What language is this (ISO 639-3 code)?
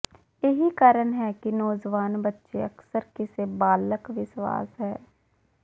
pan